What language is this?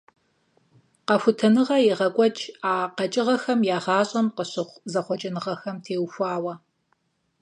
Kabardian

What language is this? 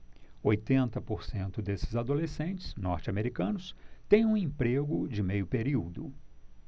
Portuguese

